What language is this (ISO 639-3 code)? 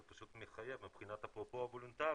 heb